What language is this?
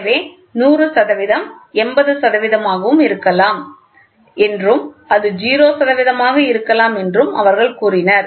Tamil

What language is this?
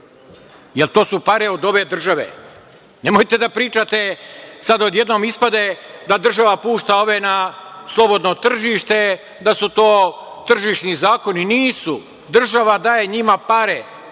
Serbian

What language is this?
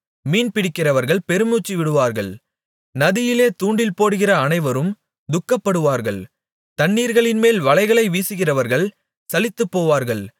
Tamil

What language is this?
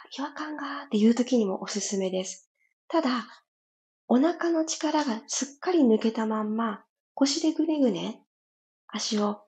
Japanese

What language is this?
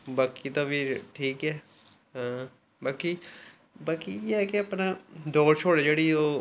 Dogri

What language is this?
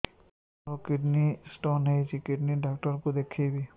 Odia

